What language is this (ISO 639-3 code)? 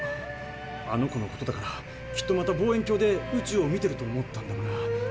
jpn